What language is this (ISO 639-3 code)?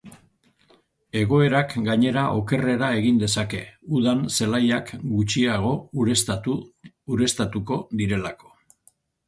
eus